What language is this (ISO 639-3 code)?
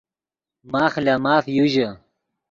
ydg